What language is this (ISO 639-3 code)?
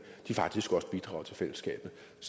dan